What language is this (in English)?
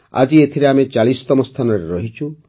Odia